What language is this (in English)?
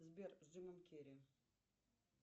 Russian